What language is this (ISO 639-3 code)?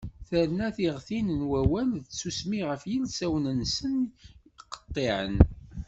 kab